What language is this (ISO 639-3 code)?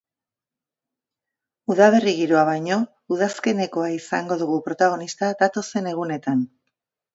eus